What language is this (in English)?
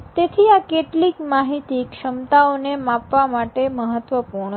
Gujarati